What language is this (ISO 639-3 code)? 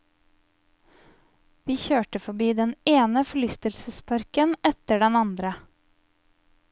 nor